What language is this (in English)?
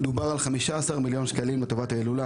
Hebrew